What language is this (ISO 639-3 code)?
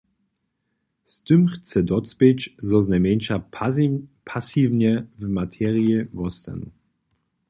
hsb